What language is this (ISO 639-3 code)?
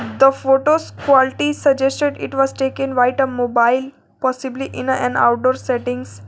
eng